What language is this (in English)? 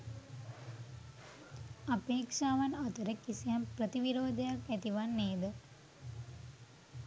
Sinhala